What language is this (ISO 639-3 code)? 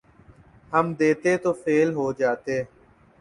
urd